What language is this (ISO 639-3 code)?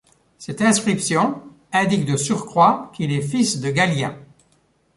fra